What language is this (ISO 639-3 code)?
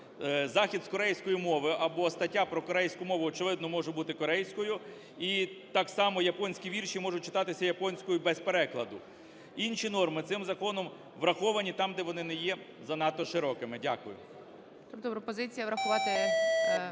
ukr